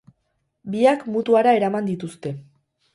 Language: Basque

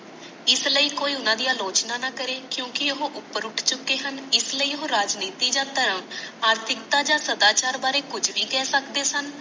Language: Punjabi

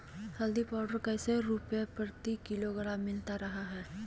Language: Magahi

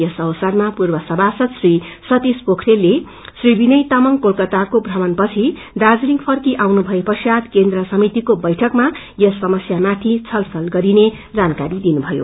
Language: Nepali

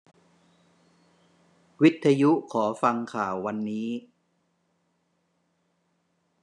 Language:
Thai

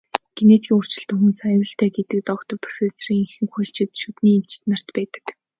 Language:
Mongolian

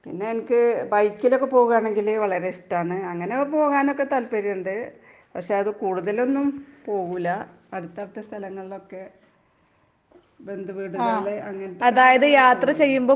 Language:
Malayalam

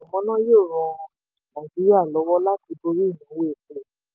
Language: Yoruba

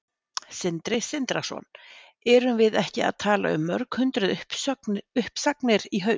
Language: Icelandic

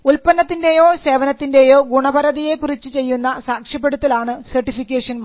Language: Malayalam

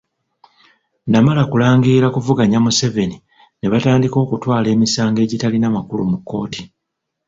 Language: Ganda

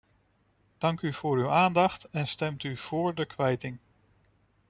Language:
Dutch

